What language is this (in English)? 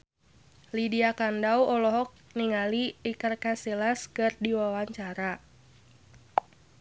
Sundanese